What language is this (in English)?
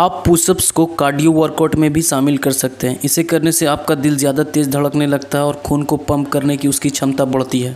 Hindi